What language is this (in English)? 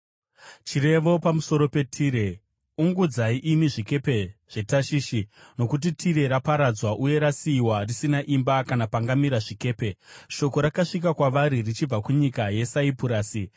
Shona